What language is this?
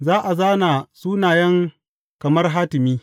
Hausa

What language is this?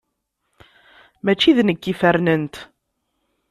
Kabyle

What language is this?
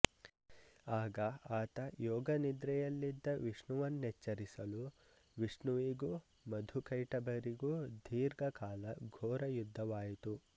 Kannada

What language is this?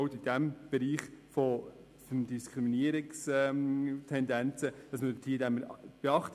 Swiss German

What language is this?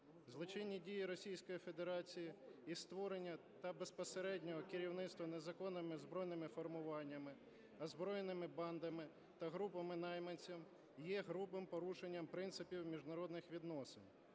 Ukrainian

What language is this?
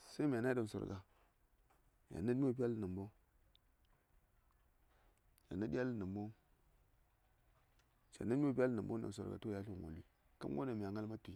Saya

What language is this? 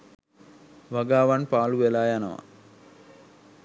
Sinhala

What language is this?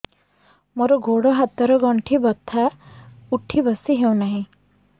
Odia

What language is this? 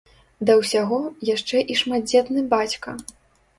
Belarusian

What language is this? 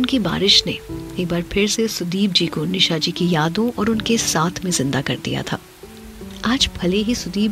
Hindi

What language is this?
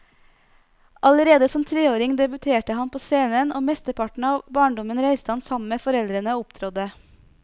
Norwegian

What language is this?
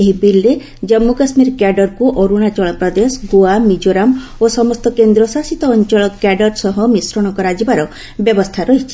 Odia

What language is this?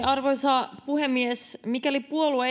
Finnish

